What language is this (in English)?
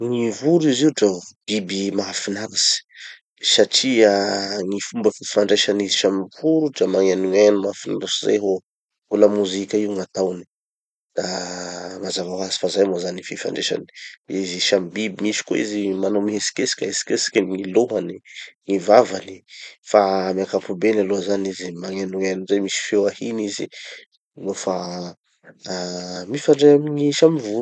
Tanosy Malagasy